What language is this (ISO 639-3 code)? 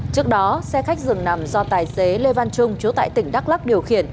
vie